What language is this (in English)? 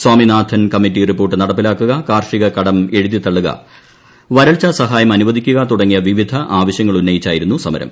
Malayalam